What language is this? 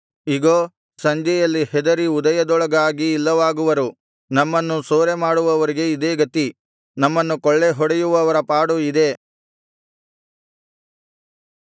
Kannada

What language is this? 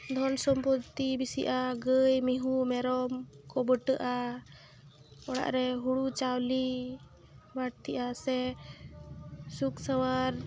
Santali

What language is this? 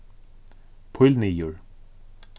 Faroese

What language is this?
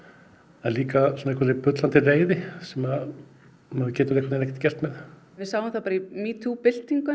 Icelandic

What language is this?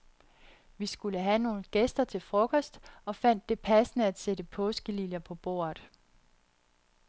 Danish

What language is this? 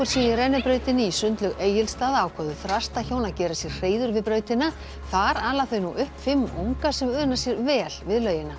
Icelandic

